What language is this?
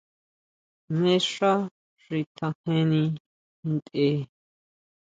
Huautla Mazatec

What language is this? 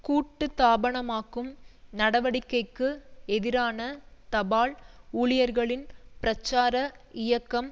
Tamil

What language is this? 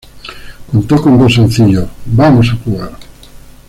Spanish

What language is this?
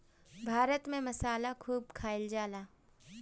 Bhojpuri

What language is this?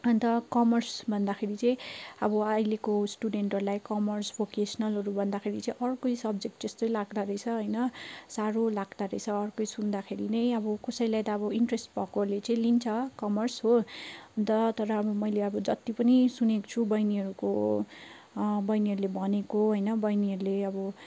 Nepali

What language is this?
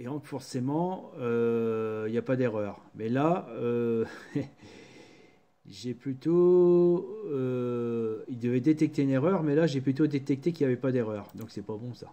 French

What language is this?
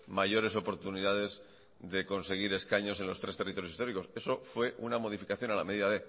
Spanish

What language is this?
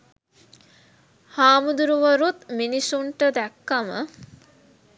Sinhala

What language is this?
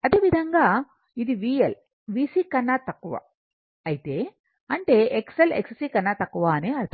Telugu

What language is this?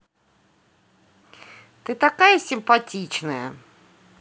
Russian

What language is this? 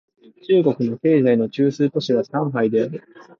Japanese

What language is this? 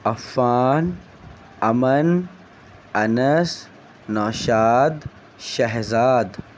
Urdu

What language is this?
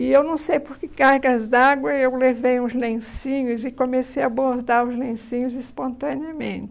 Portuguese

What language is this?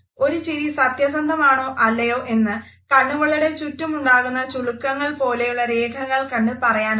Malayalam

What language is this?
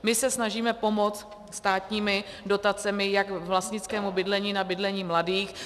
Czech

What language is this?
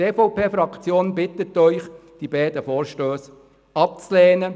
Swiss German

